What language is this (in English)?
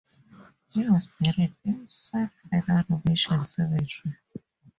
English